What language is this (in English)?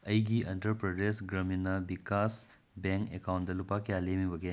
Manipuri